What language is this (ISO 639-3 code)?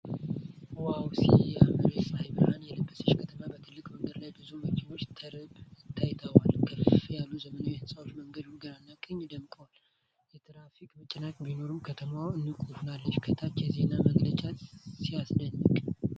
amh